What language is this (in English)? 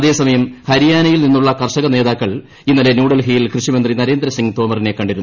Malayalam